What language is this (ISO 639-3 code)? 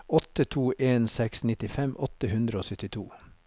nor